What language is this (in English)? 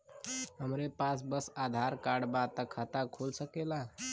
Bhojpuri